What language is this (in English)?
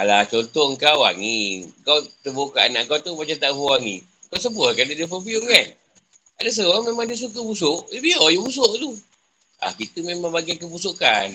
Malay